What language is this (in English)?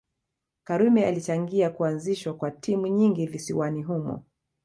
Swahili